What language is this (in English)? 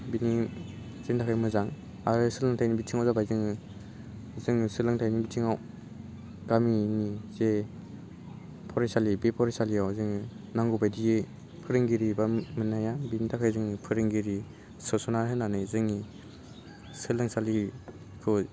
Bodo